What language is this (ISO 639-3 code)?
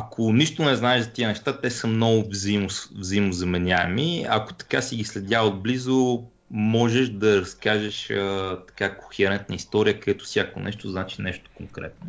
bul